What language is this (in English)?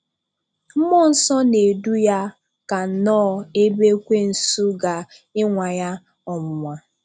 Igbo